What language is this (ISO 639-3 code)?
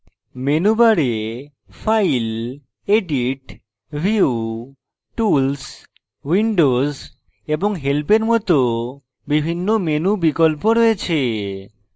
ben